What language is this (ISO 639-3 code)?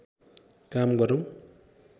nep